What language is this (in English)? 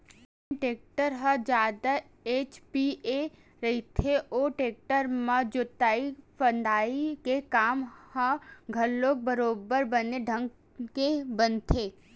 Chhattisgarhi